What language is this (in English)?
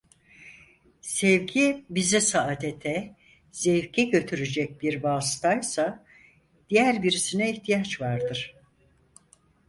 Turkish